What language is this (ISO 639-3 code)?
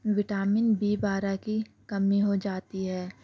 urd